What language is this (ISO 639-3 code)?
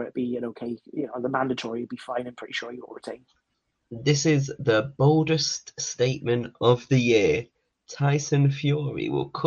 eng